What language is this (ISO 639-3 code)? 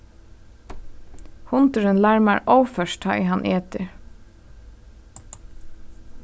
fao